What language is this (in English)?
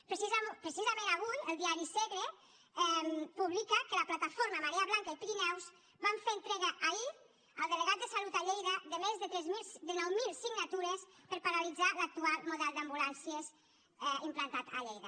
Catalan